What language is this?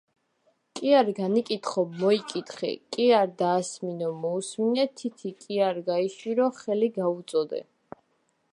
Georgian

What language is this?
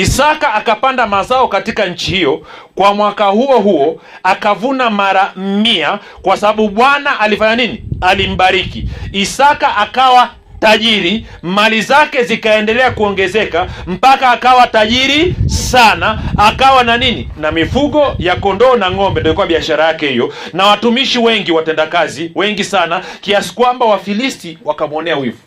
Swahili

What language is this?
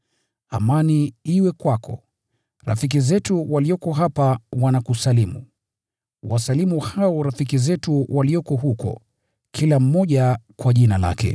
Swahili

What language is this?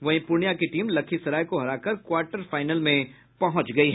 Hindi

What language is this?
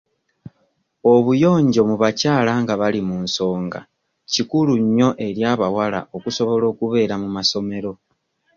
Ganda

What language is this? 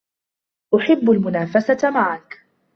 Arabic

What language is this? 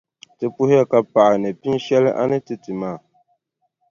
Dagbani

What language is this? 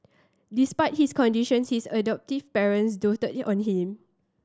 English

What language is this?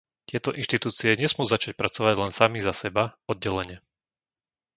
Slovak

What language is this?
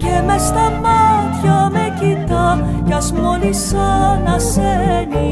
Greek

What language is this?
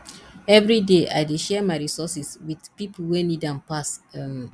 Nigerian Pidgin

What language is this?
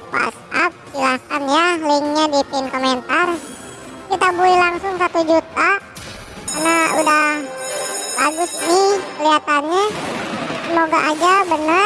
Indonesian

